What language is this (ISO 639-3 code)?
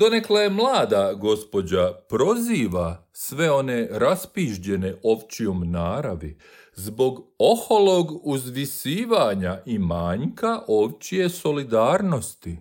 hrv